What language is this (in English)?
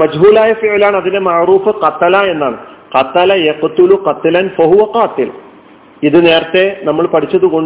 Malayalam